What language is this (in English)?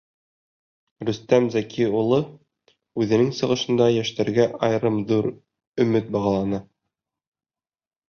Bashkir